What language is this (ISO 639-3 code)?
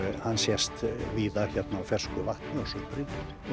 isl